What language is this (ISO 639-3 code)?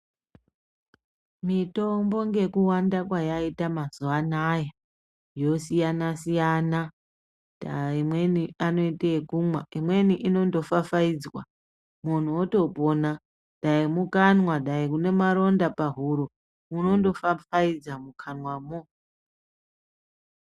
ndc